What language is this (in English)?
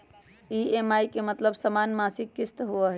Magahi